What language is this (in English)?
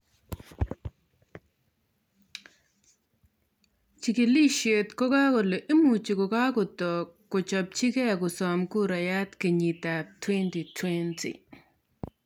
Kalenjin